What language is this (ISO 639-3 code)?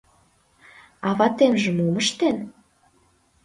chm